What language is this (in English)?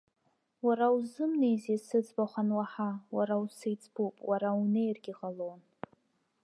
Abkhazian